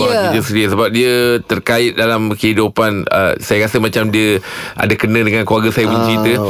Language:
Malay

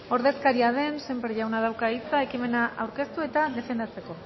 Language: Basque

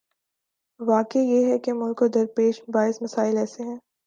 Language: Urdu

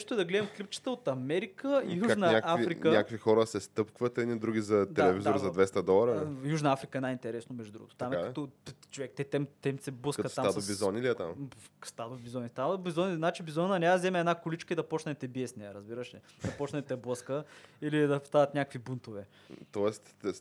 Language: Bulgarian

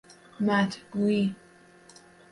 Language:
Persian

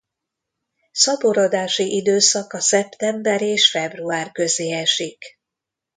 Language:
Hungarian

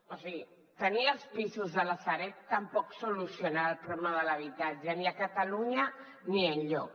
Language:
Catalan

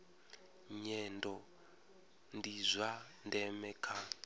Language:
Venda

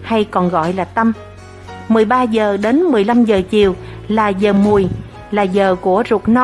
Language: Vietnamese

